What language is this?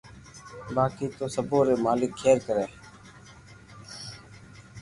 Loarki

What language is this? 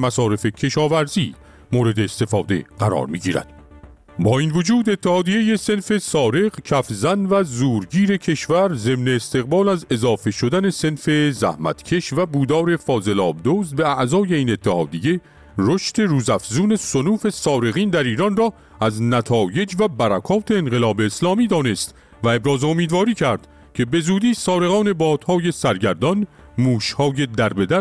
Persian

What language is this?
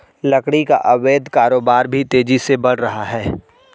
Hindi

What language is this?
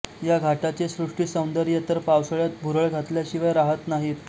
Marathi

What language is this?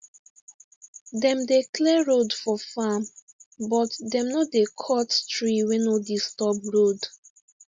Nigerian Pidgin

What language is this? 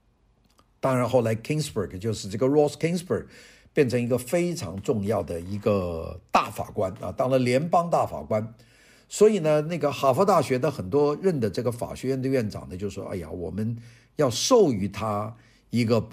Chinese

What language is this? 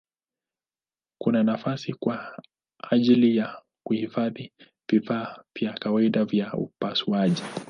Swahili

